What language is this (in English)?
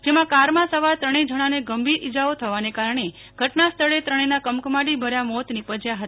Gujarati